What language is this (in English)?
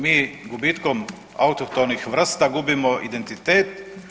Croatian